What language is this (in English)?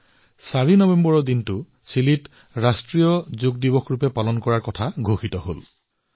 Assamese